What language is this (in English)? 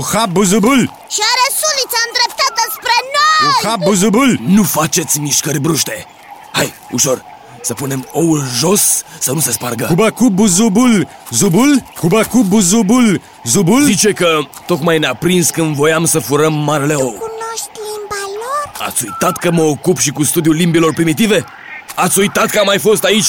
Romanian